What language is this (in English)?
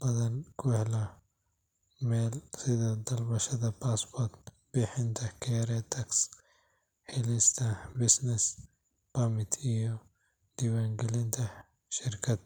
Somali